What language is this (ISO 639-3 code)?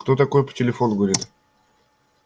rus